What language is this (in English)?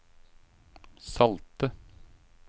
Norwegian